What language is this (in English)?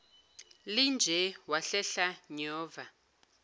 Zulu